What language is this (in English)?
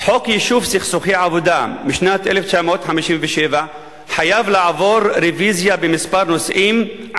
Hebrew